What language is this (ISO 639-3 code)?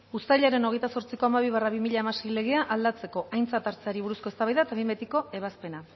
eus